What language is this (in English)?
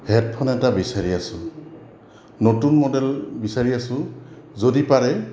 Assamese